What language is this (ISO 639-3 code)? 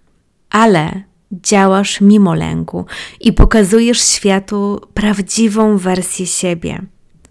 pol